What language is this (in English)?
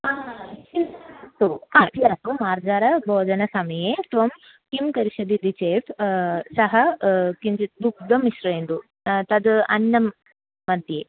Sanskrit